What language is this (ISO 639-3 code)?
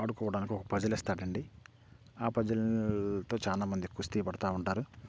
tel